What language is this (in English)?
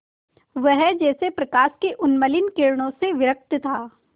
Hindi